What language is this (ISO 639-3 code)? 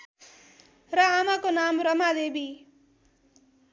nep